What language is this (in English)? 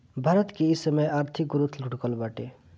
Bhojpuri